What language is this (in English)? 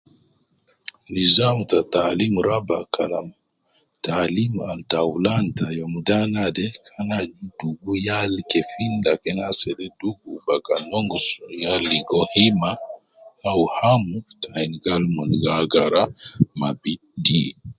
Nubi